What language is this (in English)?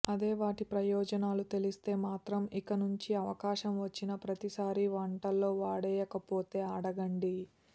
Telugu